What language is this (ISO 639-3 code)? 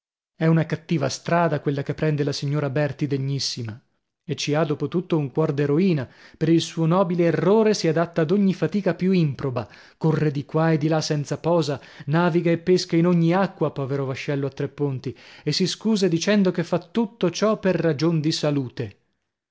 ita